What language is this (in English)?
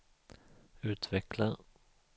Swedish